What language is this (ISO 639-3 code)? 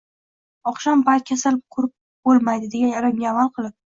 uzb